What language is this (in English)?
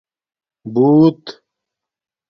Domaaki